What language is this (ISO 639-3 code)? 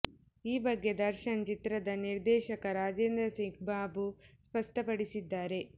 kan